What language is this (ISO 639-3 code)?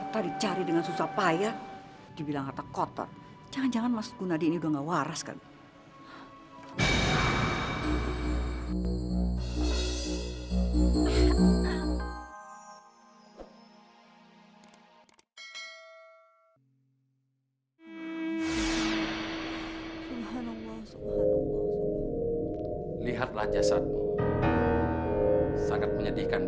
ind